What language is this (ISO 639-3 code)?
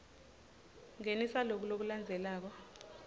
ssw